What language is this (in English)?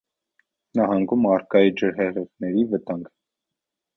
Armenian